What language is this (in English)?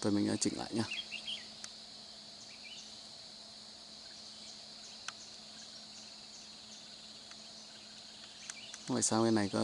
Vietnamese